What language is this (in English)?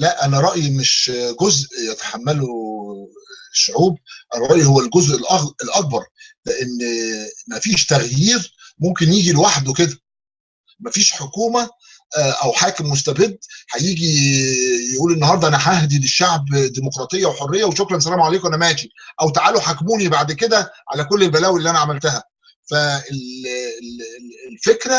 Arabic